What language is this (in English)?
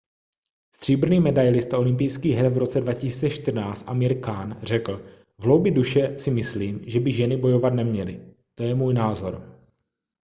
Czech